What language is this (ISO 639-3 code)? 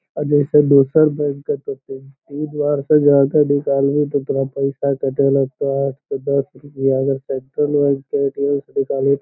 mag